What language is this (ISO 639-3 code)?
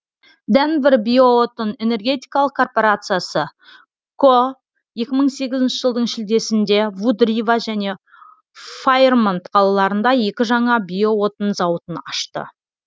kaz